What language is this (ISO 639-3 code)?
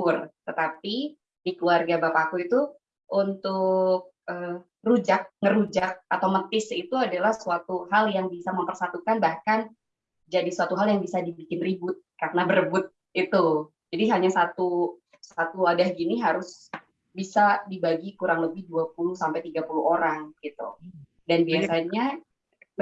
ind